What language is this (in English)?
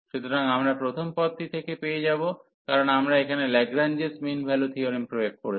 Bangla